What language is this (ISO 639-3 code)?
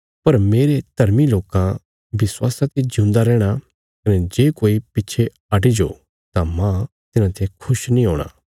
kfs